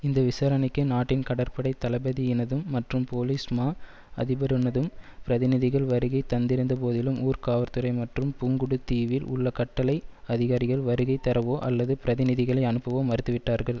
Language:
Tamil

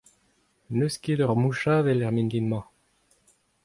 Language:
Breton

